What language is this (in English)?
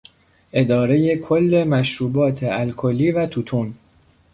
Persian